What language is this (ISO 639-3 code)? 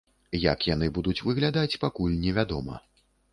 bel